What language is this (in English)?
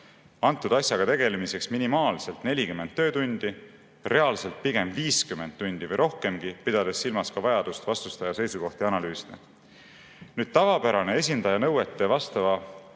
Estonian